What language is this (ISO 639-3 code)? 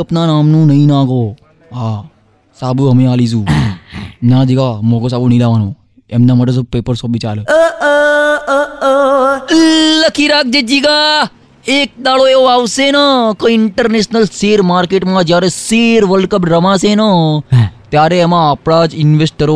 guj